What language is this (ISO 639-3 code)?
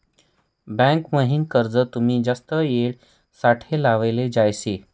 mar